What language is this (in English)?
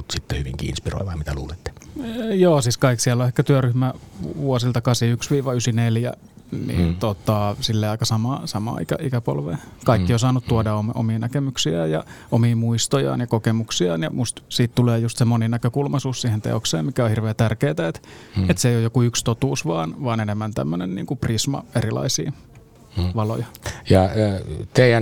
Finnish